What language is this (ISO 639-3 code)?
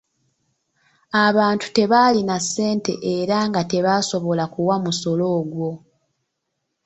lug